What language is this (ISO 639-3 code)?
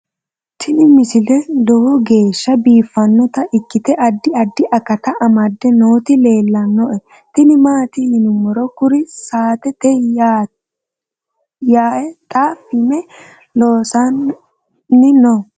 sid